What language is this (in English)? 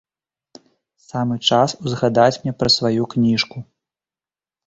Belarusian